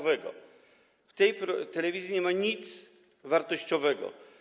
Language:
Polish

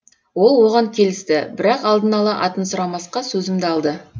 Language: Kazakh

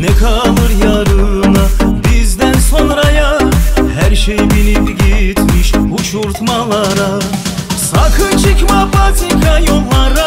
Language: Romanian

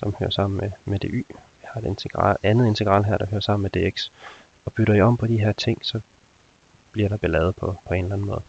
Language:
Danish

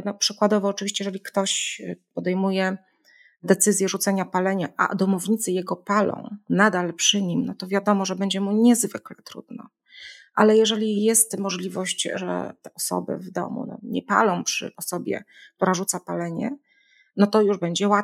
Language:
Polish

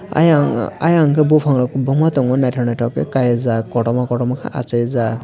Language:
Kok Borok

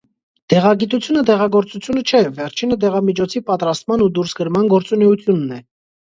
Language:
Armenian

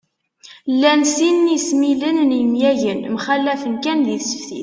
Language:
Kabyle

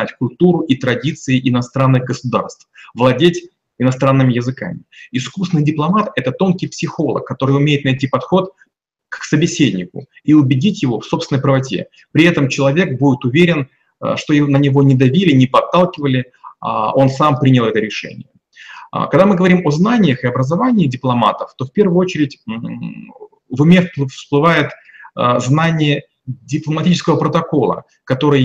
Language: Russian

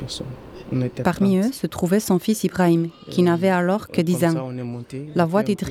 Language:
French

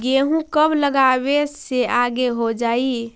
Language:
Magahi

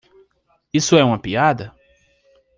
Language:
Portuguese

